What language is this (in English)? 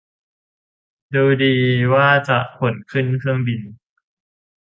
Thai